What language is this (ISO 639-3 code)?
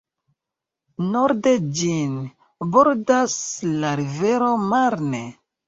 epo